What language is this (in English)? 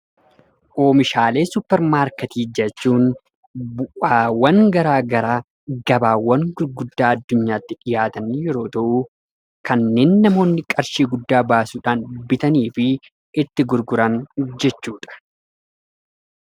Oromo